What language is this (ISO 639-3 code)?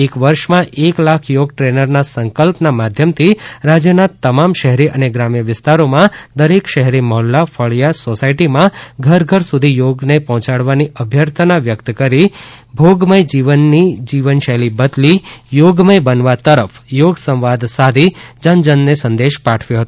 guj